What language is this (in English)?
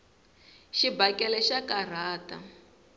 Tsonga